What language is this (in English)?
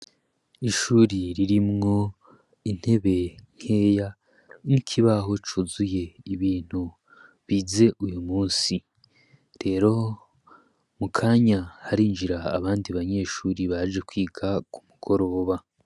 Rundi